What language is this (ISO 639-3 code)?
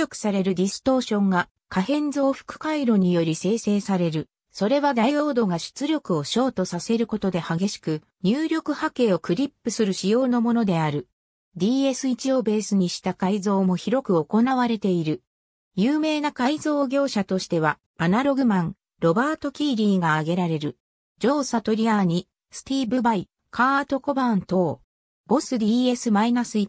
jpn